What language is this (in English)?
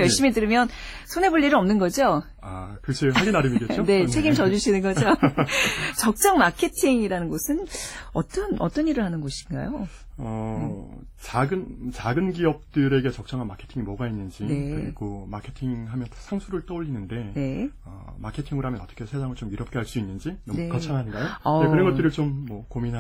Korean